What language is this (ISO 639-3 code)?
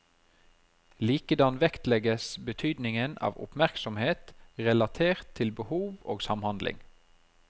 nor